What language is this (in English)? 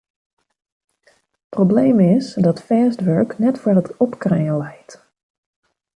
Western Frisian